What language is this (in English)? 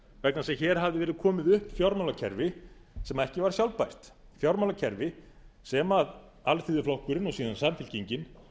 Icelandic